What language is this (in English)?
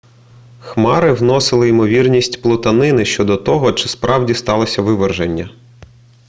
Ukrainian